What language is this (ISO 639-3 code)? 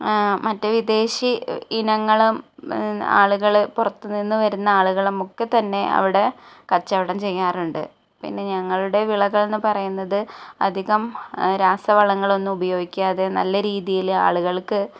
mal